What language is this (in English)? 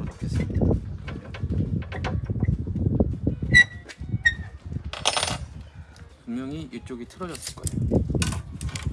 Korean